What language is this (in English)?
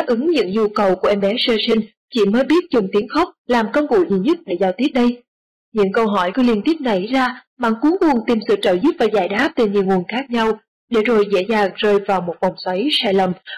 Vietnamese